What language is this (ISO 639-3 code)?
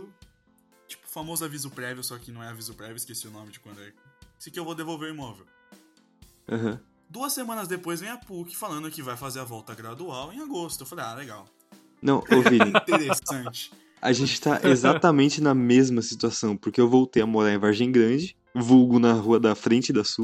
por